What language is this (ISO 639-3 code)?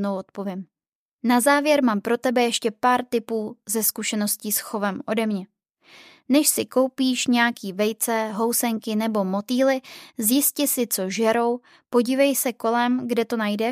ces